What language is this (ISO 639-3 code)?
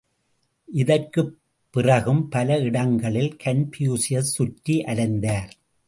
tam